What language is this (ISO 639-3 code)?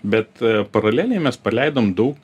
lit